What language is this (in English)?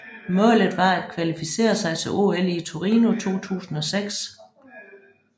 Danish